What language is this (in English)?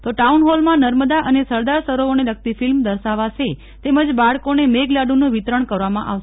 Gujarati